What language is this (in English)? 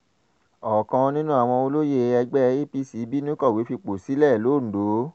Yoruba